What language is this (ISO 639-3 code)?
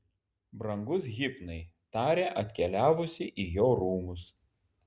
lit